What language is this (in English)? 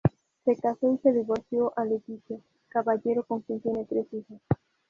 Spanish